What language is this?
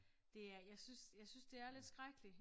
Danish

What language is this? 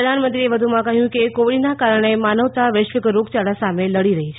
Gujarati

